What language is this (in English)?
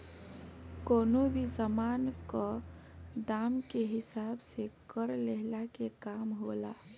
Bhojpuri